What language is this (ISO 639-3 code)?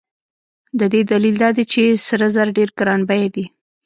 pus